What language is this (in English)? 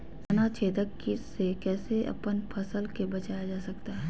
Magahi